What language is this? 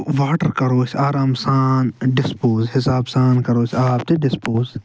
Kashmiri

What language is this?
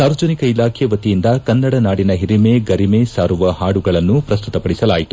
Kannada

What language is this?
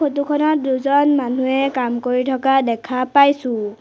Assamese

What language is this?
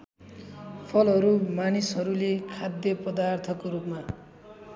Nepali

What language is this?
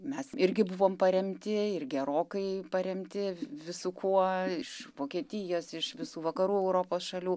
Lithuanian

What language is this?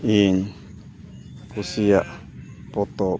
Santali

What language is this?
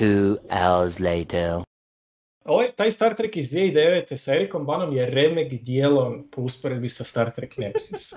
Croatian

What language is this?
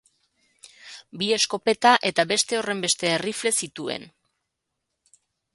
Basque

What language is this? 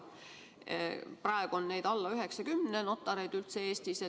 Estonian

